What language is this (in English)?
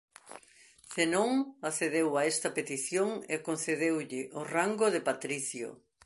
Galician